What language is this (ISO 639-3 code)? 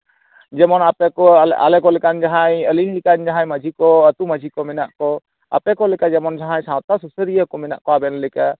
sat